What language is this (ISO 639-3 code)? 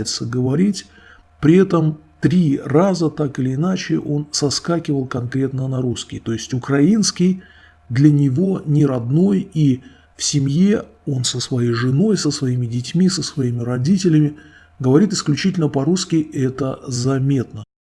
rus